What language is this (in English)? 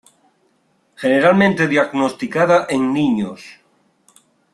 Spanish